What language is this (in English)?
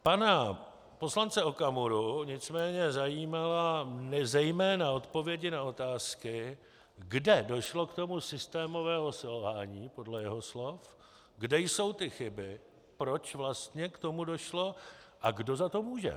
Czech